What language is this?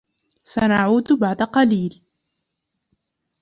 Arabic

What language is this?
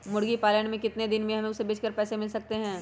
Magahi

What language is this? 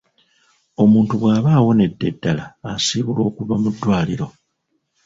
Ganda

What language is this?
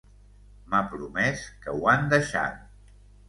Catalan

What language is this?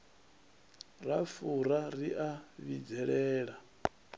Venda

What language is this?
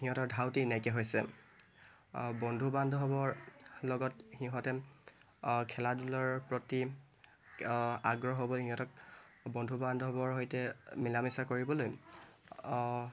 Assamese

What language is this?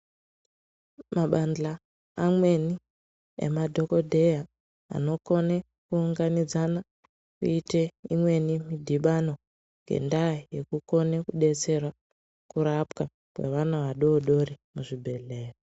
Ndau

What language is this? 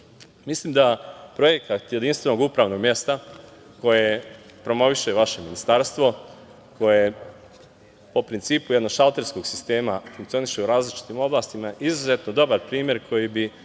Serbian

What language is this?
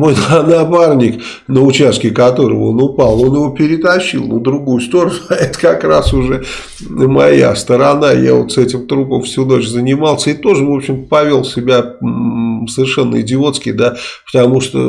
Russian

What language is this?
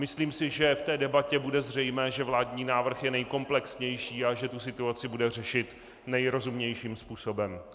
Czech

